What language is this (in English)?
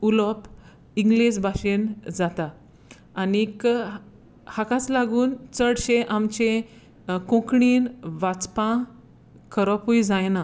Konkani